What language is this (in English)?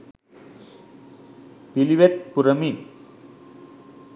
Sinhala